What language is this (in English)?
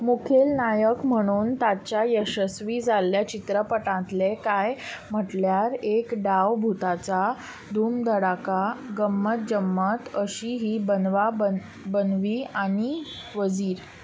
Konkani